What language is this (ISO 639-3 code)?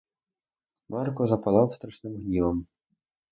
ukr